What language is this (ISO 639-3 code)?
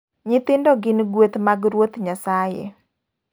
luo